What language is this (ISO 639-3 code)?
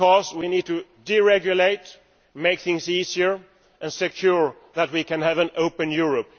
eng